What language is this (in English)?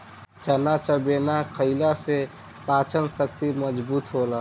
Bhojpuri